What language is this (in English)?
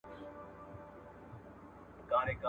Pashto